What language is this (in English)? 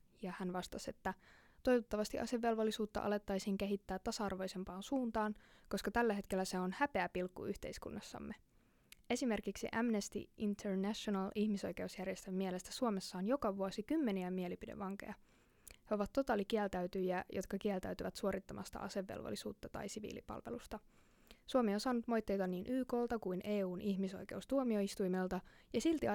Finnish